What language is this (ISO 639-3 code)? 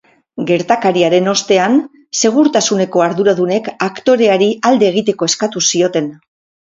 eus